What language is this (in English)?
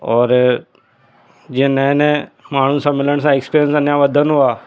Sindhi